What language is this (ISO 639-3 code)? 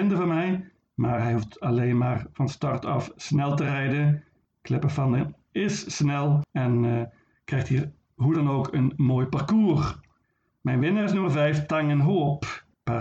nld